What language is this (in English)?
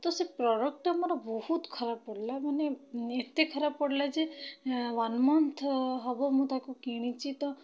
Odia